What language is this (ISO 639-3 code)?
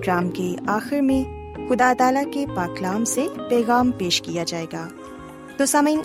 urd